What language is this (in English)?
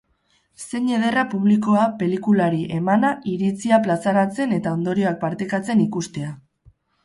Basque